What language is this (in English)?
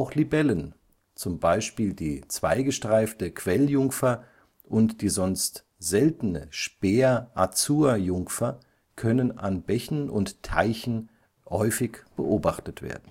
German